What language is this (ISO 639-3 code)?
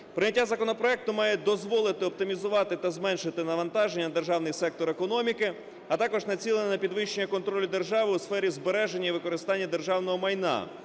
ukr